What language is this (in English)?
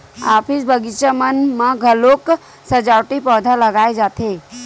Chhattisgarhi